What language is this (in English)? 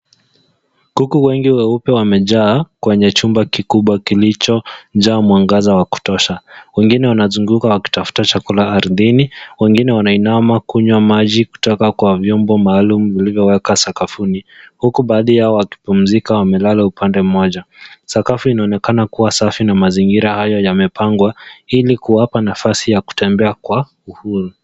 Swahili